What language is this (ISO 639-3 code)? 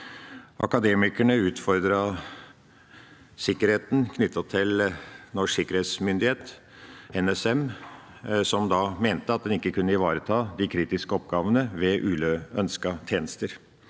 nor